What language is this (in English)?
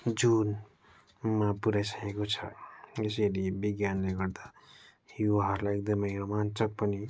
Nepali